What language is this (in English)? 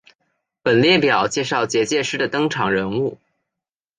Chinese